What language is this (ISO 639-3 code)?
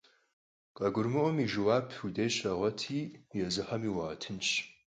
kbd